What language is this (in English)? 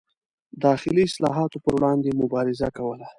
Pashto